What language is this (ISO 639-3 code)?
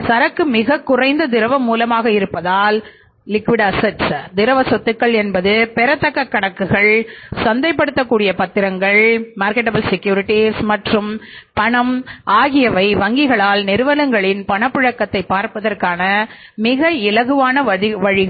tam